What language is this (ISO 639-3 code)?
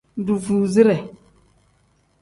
kdh